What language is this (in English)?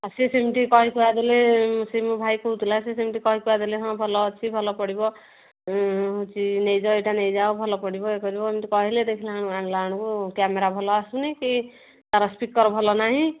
Odia